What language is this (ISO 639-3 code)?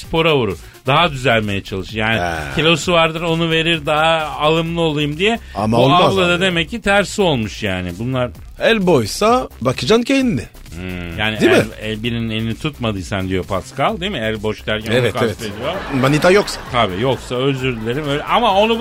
tur